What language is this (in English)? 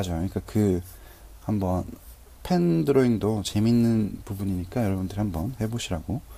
Korean